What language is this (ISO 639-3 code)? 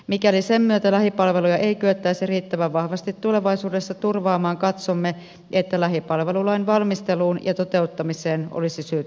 fin